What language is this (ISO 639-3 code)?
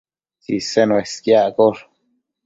mcf